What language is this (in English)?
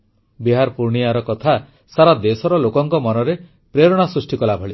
Odia